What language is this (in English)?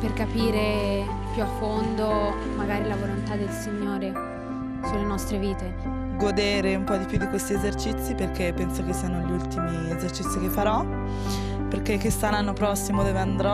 Italian